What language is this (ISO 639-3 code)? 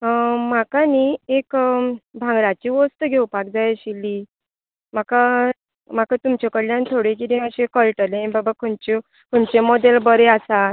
kok